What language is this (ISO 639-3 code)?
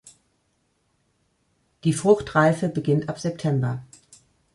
deu